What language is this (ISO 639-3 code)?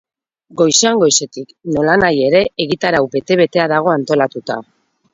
eus